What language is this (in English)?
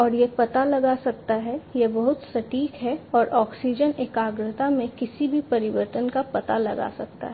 Hindi